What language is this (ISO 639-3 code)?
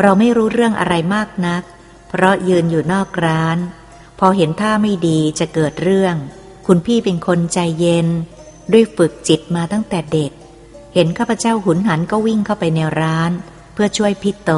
tha